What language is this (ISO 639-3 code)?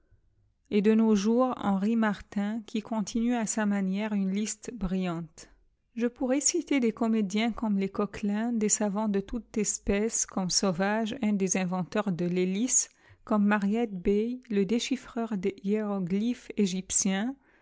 fra